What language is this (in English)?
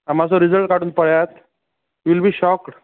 Konkani